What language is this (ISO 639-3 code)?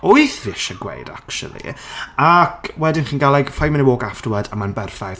cym